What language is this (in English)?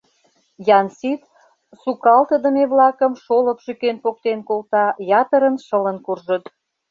Mari